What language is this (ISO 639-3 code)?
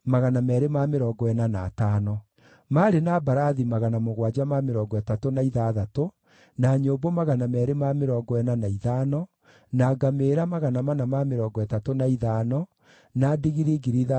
kik